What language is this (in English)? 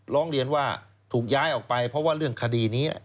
Thai